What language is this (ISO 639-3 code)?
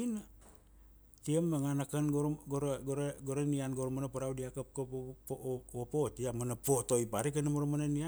ksd